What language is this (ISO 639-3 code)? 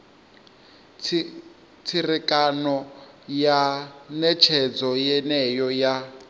ven